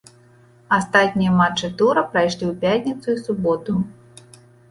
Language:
Belarusian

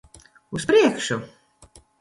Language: Latvian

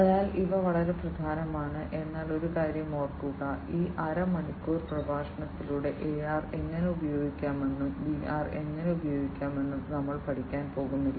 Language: Malayalam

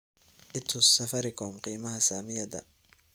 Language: Somali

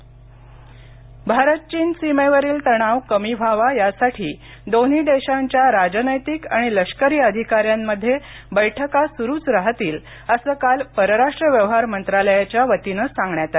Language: Marathi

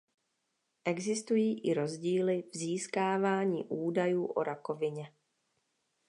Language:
Czech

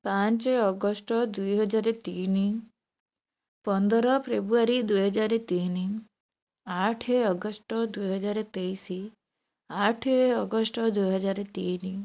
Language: Odia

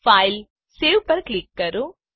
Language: Gujarati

